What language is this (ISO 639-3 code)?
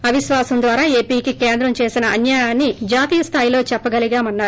tel